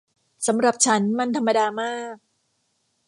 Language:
Thai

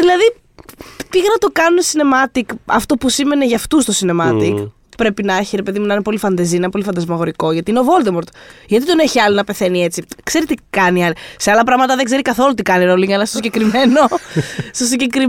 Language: Greek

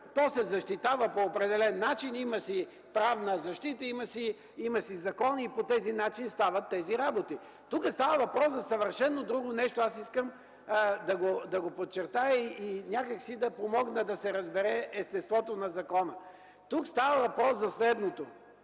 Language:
Bulgarian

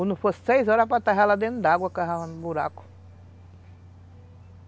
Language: Portuguese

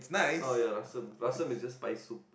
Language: English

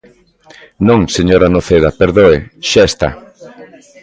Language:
Galician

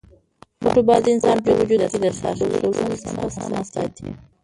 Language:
Pashto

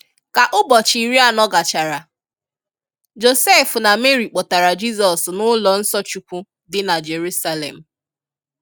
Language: Igbo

